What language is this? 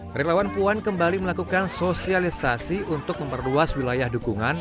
Indonesian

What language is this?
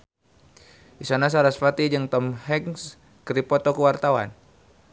Sundanese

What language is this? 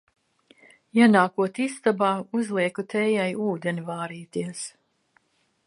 Latvian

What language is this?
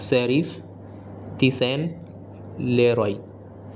Urdu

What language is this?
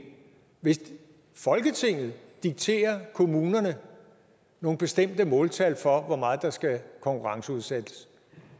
Danish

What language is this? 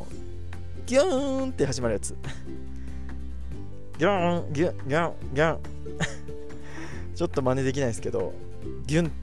Japanese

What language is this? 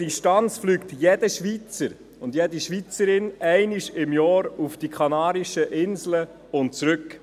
Swiss German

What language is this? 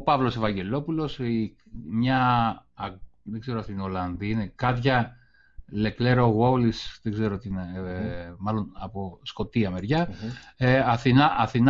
Greek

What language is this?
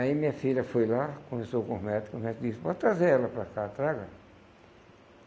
Portuguese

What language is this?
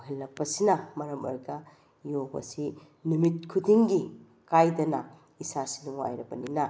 Manipuri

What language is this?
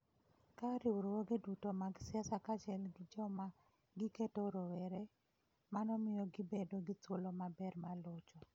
Luo (Kenya and Tanzania)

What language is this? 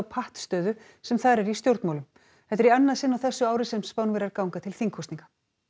Icelandic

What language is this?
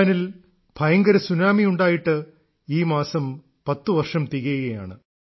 Malayalam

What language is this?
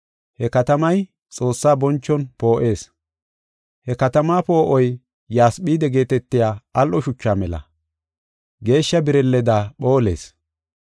Gofa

